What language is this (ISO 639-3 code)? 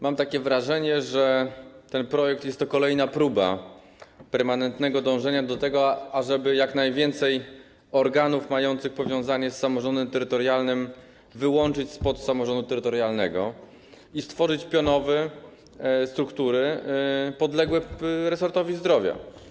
pol